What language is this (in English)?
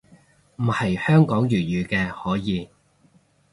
Cantonese